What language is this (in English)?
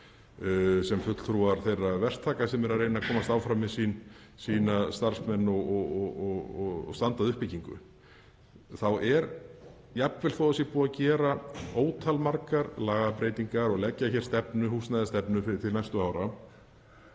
Icelandic